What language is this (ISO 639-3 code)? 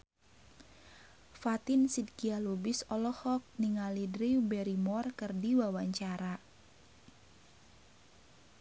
sun